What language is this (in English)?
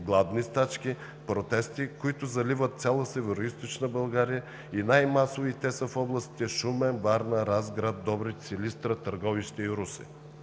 Bulgarian